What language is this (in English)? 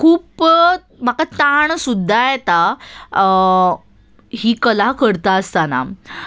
Konkani